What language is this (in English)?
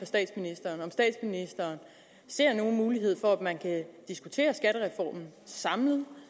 Danish